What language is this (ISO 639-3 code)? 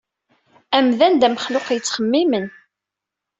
kab